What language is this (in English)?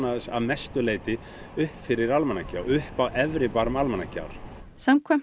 Icelandic